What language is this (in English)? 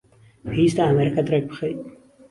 Central Kurdish